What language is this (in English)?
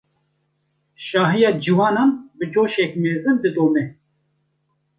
Kurdish